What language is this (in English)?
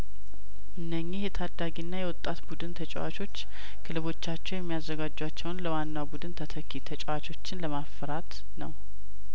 Amharic